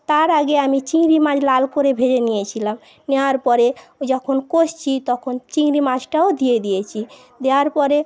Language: Bangla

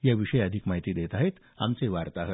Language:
Marathi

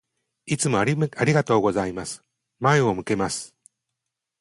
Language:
Japanese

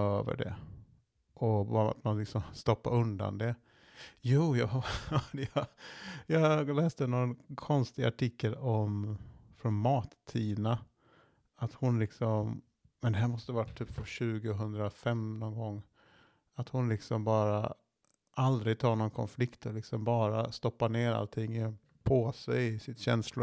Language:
Swedish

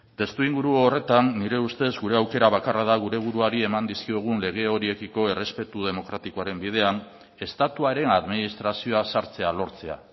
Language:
Basque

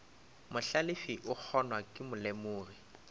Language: Northern Sotho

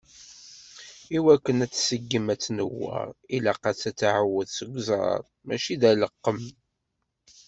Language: Kabyle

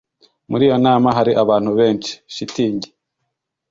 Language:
Kinyarwanda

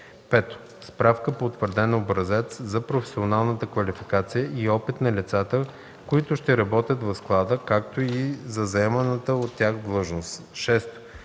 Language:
Bulgarian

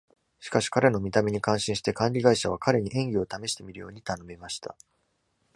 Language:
Japanese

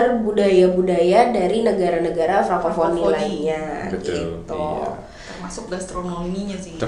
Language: Indonesian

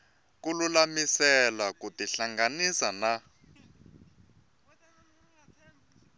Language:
Tsonga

